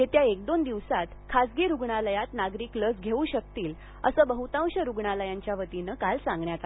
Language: Marathi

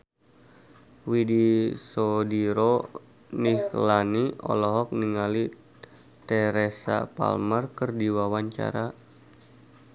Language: Sundanese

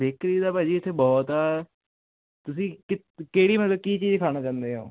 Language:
Punjabi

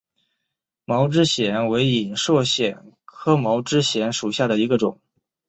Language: Chinese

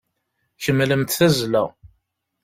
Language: Kabyle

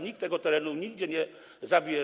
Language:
Polish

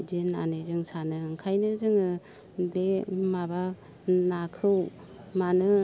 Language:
Bodo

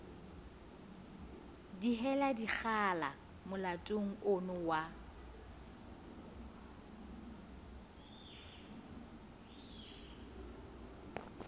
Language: Southern Sotho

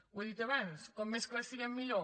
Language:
Catalan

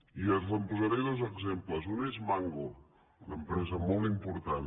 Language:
Catalan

